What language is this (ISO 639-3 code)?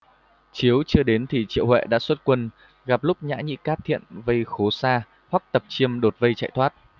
vie